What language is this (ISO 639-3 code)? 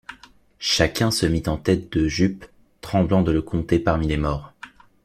fra